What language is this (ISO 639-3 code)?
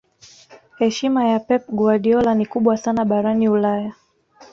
swa